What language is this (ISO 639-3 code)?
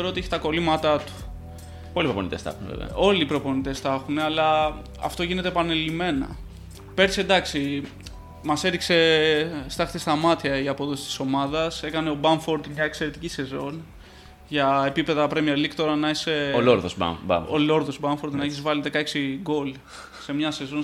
ell